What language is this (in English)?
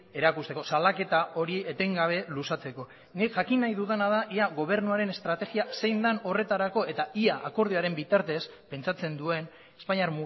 Basque